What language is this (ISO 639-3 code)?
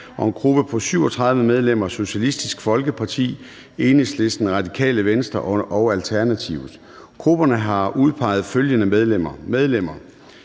dan